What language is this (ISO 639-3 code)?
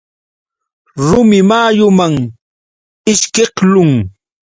qux